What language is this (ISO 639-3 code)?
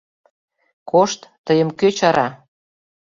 chm